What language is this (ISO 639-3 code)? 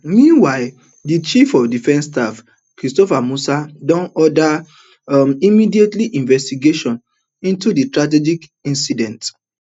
pcm